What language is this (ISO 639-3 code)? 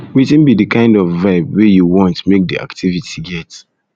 pcm